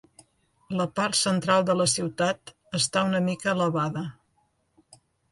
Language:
Catalan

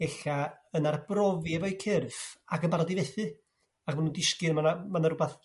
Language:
Welsh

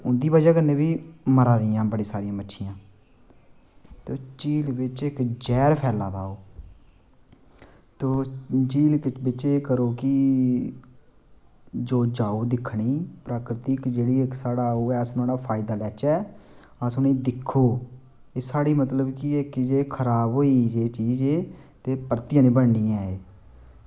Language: Dogri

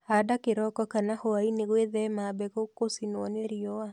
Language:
Kikuyu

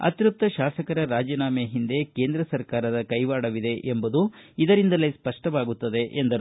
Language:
Kannada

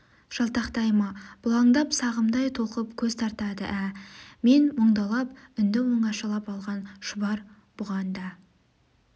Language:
Kazakh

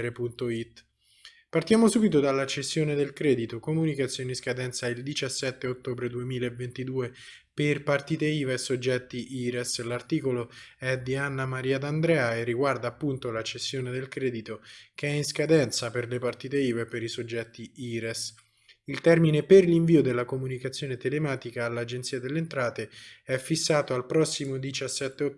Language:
Italian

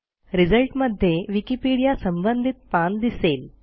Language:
Marathi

